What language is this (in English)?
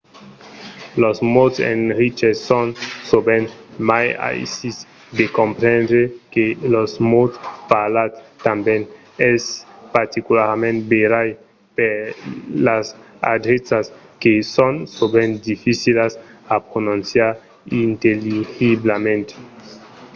Occitan